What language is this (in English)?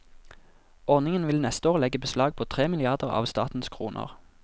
Norwegian